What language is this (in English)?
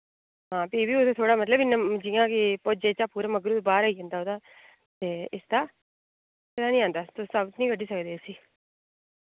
Dogri